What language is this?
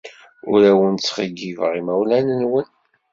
Kabyle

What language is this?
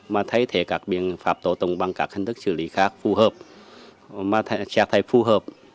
Vietnamese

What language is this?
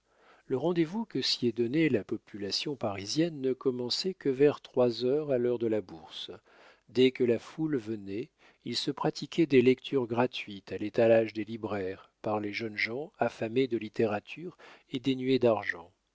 French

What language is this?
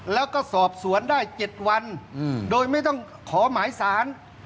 Thai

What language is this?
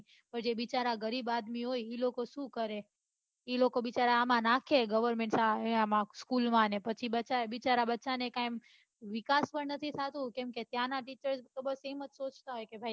Gujarati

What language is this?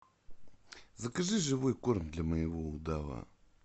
Russian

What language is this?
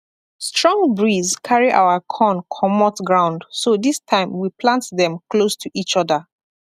Nigerian Pidgin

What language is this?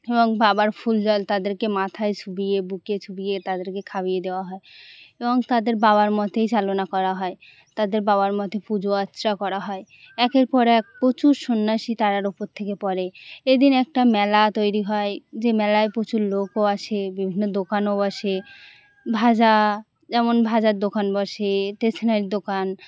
Bangla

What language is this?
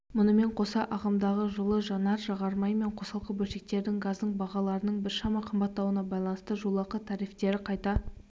Kazakh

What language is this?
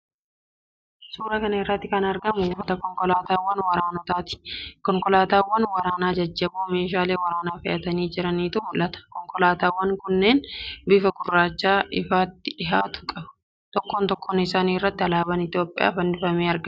Oromo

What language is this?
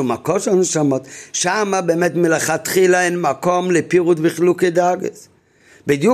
Hebrew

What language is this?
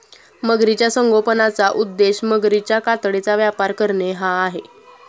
Marathi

